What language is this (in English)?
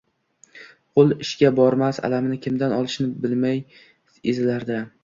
Uzbek